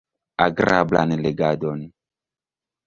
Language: Esperanto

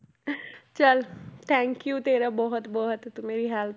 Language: Punjabi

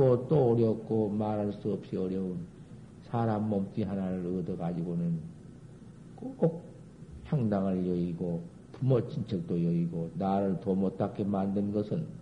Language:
Korean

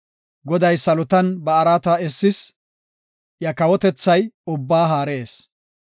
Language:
Gofa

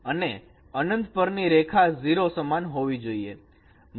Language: Gujarati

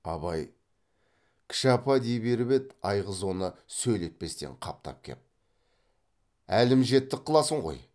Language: Kazakh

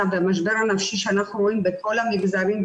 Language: Hebrew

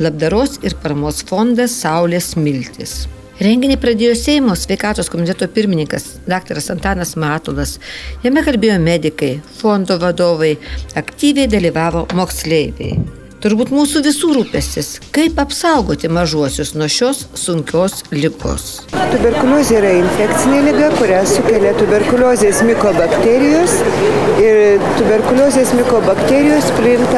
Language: Lithuanian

